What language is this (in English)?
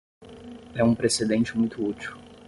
Portuguese